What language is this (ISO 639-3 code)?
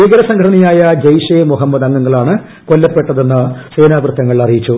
mal